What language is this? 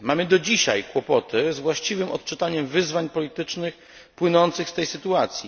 Polish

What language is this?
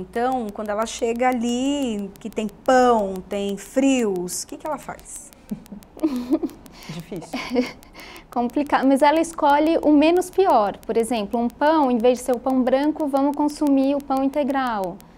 Portuguese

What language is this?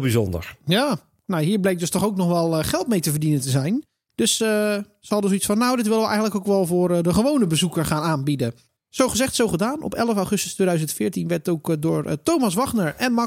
Dutch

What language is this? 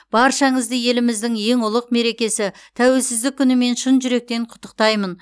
Kazakh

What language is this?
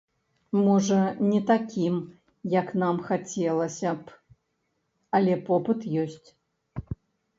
Belarusian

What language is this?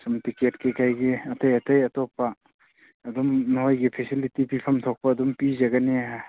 Manipuri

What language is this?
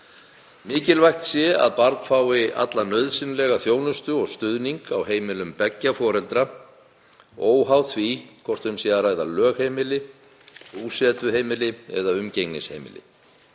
Icelandic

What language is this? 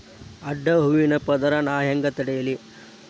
Kannada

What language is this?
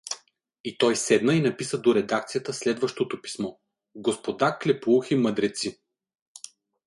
Bulgarian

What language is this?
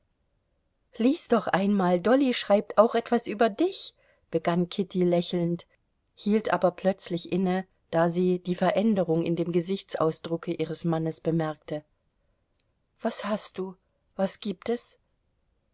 German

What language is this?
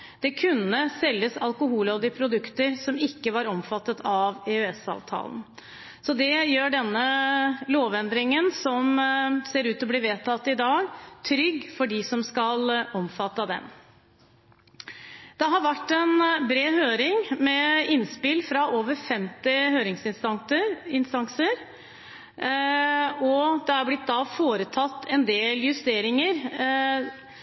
Norwegian Bokmål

